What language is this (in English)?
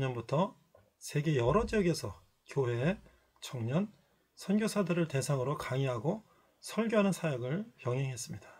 Korean